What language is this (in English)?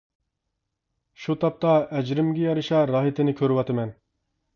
Uyghur